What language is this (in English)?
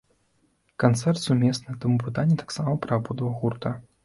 Belarusian